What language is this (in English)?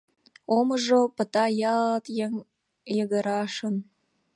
Mari